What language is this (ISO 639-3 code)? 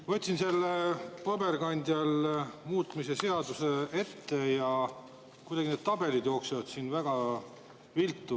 est